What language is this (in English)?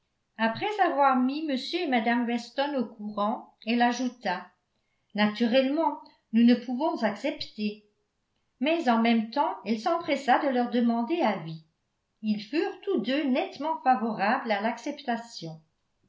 French